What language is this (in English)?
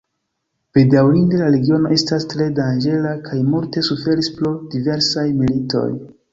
Esperanto